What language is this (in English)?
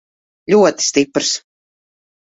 Latvian